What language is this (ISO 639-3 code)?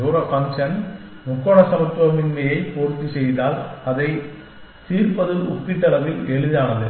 tam